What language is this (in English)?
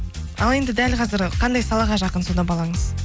Kazakh